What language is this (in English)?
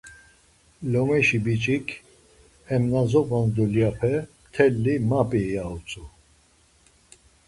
Laz